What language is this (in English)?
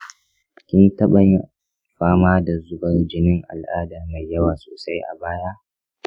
Hausa